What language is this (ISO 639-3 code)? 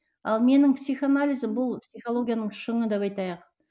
kaz